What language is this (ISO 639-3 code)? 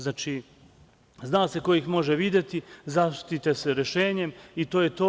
srp